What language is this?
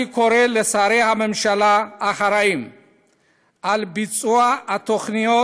Hebrew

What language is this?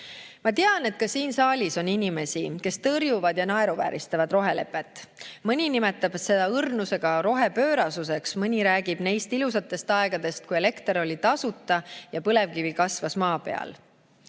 Estonian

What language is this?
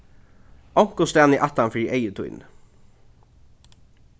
Faroese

